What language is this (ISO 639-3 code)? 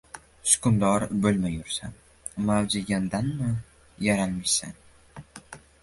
uzb